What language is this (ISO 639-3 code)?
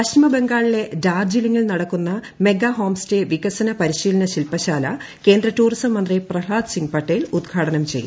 mal